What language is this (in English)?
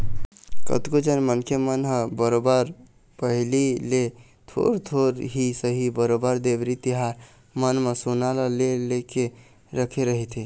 Chhattisgarhi